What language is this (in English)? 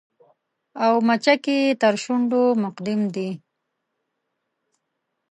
Pashto